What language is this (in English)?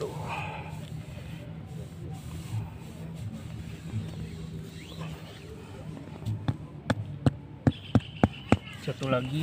Indonesian